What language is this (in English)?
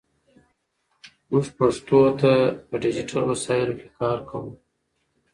Pashto